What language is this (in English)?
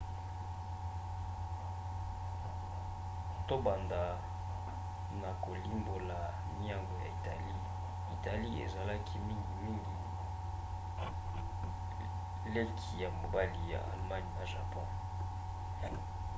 Lingala